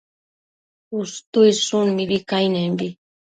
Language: Matsés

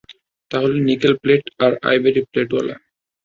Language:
Bangla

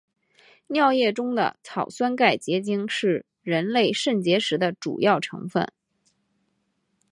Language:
Chinese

